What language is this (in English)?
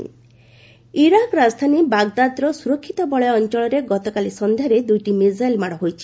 Odia